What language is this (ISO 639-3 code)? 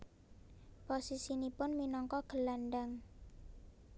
jav